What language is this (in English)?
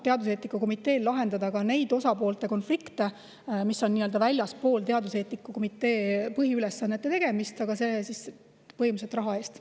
Estonian